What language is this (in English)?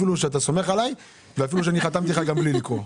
Hebrew